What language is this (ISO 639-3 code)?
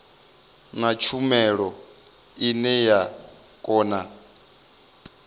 ven